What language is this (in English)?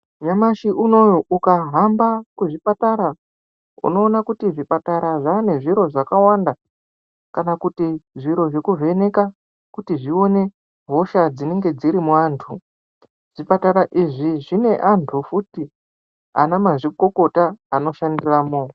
Ndau